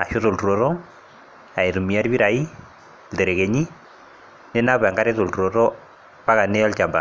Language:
Masai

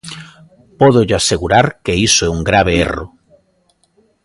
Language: Galician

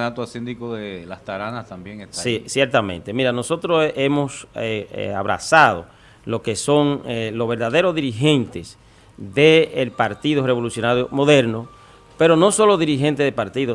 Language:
Spanish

